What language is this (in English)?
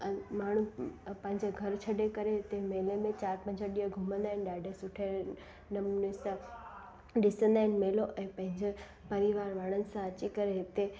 Sindhi